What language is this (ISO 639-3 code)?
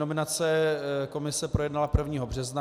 ces